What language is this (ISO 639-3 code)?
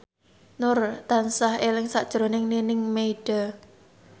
jav